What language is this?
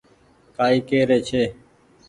Goaria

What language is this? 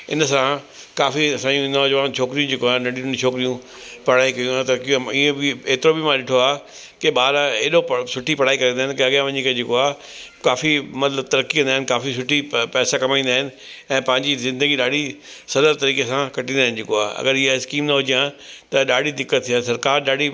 Sindhi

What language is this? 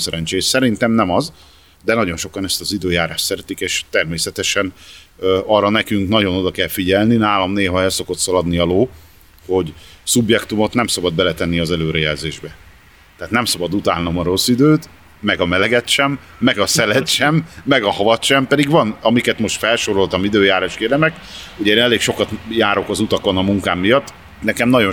Hungarian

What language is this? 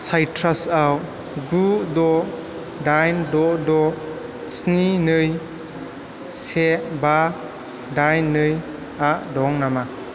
Bodo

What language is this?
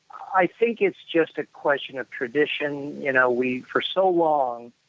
English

